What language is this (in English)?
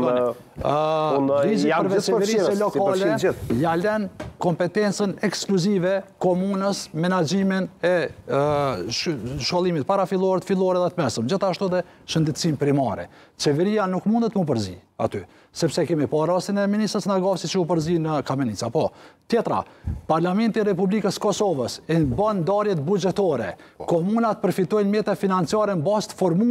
Romanian